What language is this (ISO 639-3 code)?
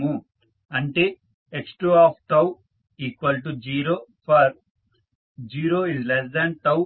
tel